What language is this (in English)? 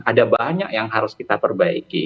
Indonesian